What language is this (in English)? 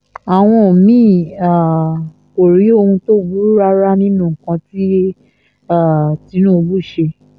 Yoruba